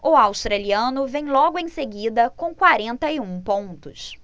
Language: Portuguese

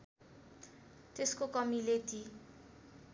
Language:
Nepali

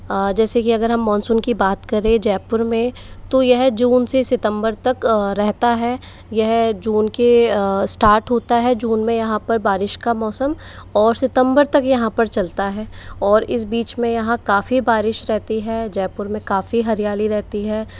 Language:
Hindi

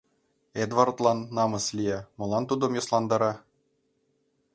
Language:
Mari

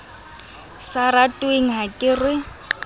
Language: Southern Sotho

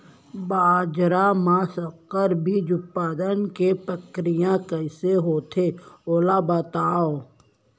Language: Chhattisgarhi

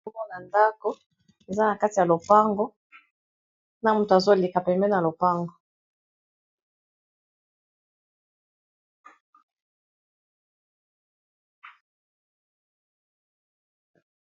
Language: Lingala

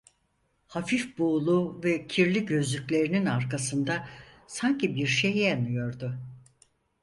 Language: Turkish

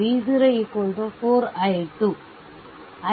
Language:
Kannada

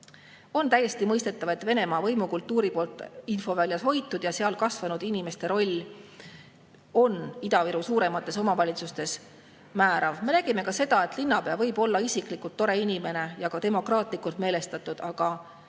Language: Estonian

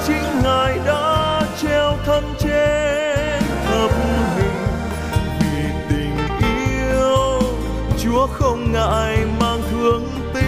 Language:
Vietnamese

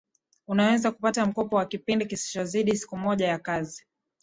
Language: Swahili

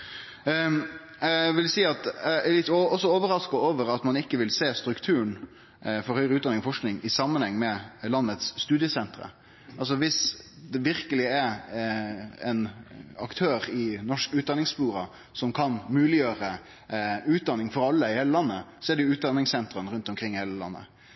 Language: Norwegian Nynorsk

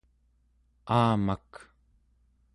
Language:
Central Yupik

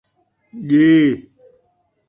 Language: Saraiki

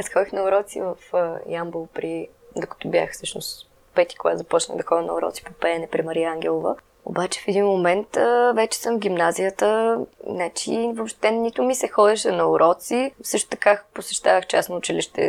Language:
Bulgarian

